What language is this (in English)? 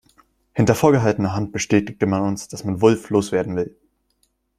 German